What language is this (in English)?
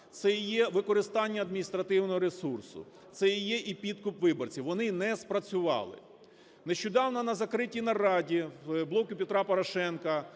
Ukrainian